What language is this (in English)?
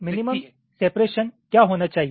Hindi